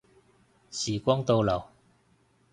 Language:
Cantonese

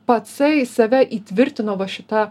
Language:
Lithuanian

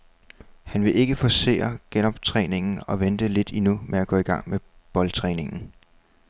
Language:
Danish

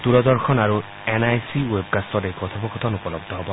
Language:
Assamese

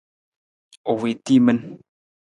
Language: Nawdm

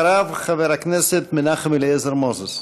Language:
Hebrew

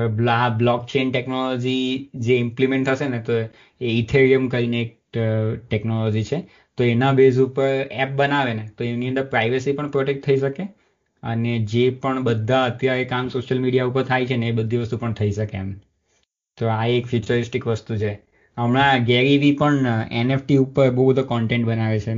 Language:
Gujarati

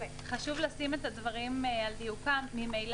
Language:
Hebrew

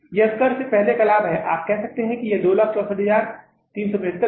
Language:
Hindi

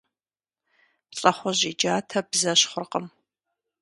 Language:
Kabardian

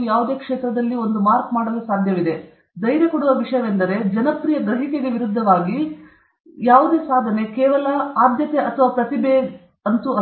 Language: Kannada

